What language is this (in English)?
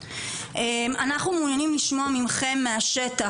Hebrew